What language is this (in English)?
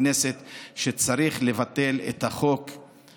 Hebrew